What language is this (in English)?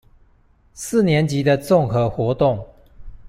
Chinese